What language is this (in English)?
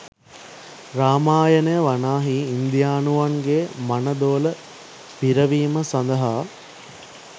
Sinhala